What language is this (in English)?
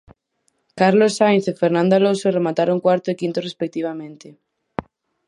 Galician